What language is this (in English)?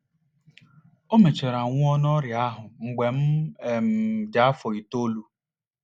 Igbo